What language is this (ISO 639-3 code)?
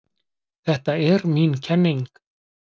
isl